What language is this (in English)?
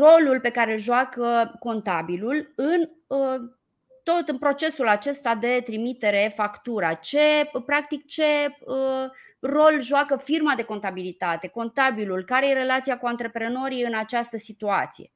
Romanian